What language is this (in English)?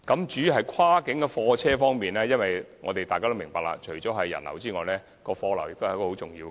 Cantonese